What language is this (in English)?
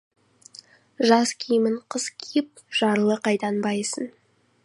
Kazakh